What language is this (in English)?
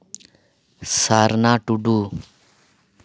Santali